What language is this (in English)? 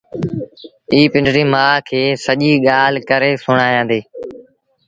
Sindhi Bhil